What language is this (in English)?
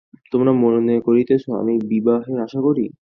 Bangla